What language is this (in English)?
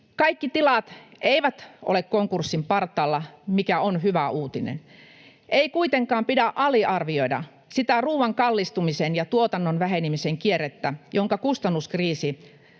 Finnish